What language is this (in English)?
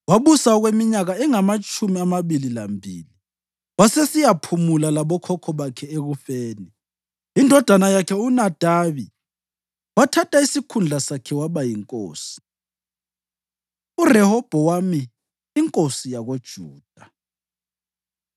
North Ndebele